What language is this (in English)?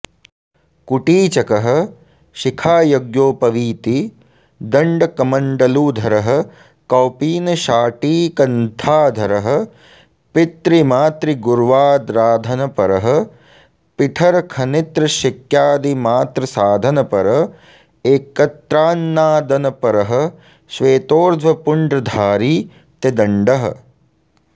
Sanskrit